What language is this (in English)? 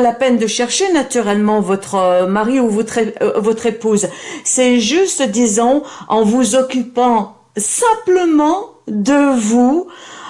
French